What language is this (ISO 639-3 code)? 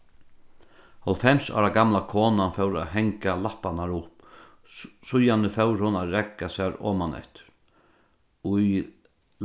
fao